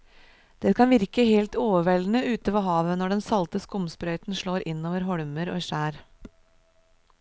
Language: Norwegian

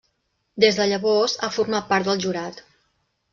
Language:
Catalan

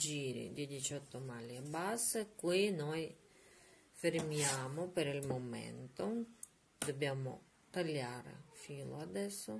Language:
Italian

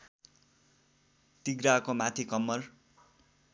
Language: Nepali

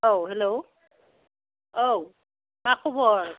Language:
Bodo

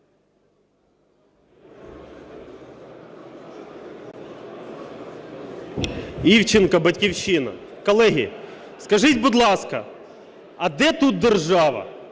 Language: Ukrainian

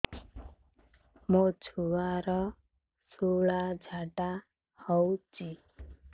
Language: Odia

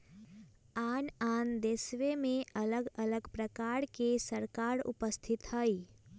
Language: Magahi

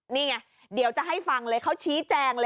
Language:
Thai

